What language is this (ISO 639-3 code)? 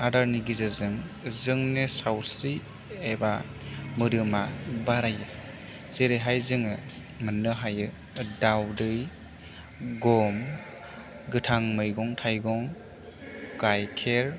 brx